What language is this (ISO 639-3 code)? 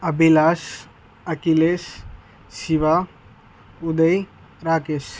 tel